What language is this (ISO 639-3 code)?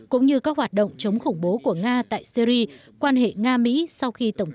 vie